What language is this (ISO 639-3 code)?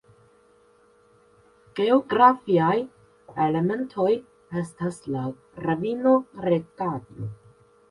epo